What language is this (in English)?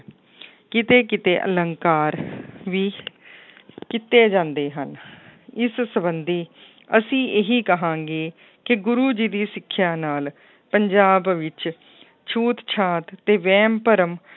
Punjabi